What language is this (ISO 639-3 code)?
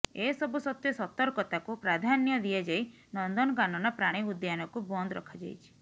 ori